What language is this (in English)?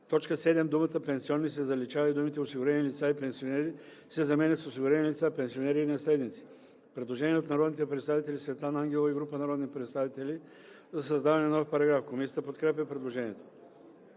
Bulgarian